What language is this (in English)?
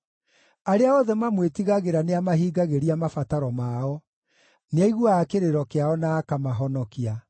Kikuyu